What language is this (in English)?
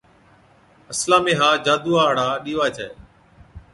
Od